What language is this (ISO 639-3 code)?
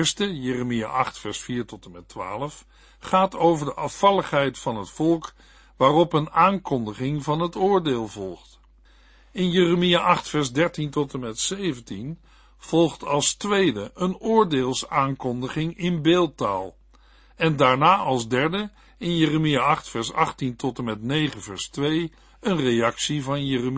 nld